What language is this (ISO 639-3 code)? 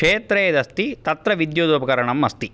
san